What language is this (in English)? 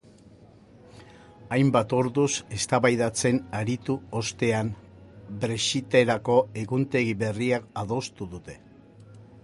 Basque